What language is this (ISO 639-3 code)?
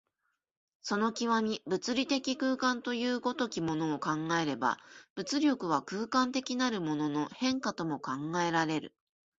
jpn